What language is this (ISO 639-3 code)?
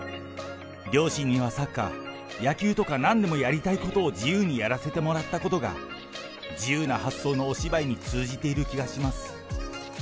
jpn